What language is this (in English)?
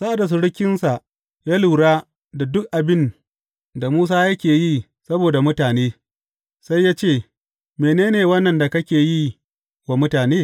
Hausa